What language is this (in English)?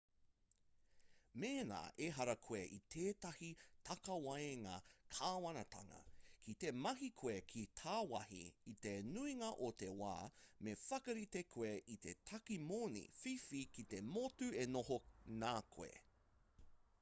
Māori